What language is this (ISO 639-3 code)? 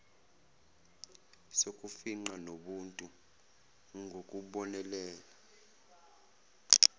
zul